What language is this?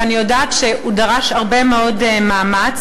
Hebrew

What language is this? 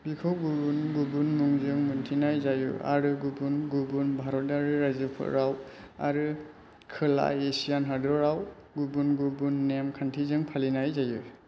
Bodo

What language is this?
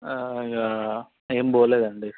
Telugu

